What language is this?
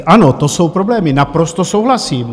Czech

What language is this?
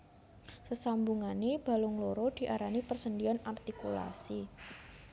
Javanese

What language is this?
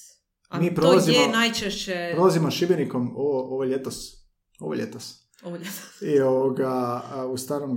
Croatian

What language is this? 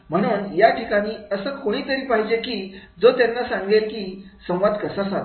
Marathi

